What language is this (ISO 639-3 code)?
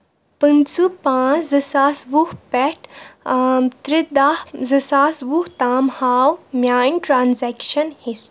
kas